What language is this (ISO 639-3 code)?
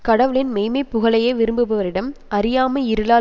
tam